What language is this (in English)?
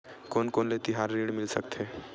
Chhattisgarhi